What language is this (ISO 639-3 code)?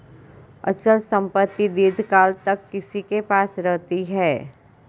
hin